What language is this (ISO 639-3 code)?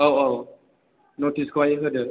brx